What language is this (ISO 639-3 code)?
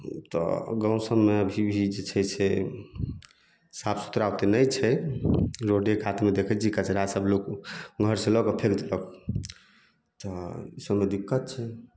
mai